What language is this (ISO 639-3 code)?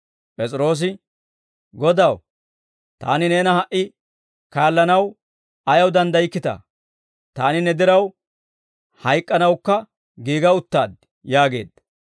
dwr